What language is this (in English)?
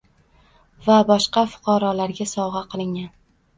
Uzbek